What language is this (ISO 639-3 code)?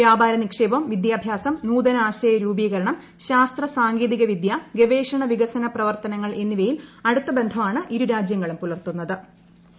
mal